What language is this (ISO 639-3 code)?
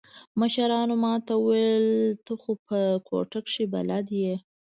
pus